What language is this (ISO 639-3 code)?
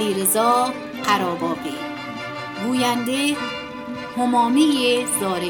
fas